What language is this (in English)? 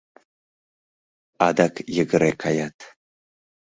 Mari